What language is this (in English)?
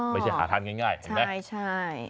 Thai